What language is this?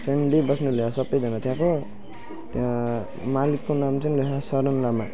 Nepali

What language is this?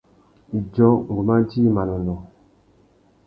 Tuki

